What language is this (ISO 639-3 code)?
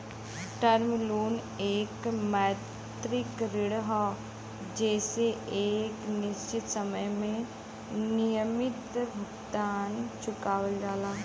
bho